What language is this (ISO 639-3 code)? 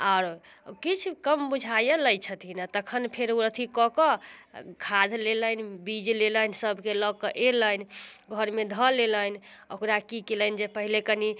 mai